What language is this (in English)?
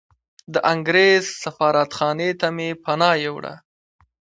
Pashto